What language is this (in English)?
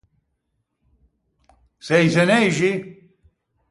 Ligurian